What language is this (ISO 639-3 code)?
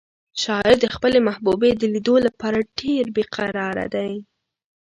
pus